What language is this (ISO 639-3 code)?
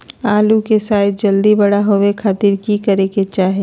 mag